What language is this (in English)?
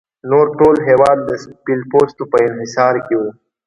Pashto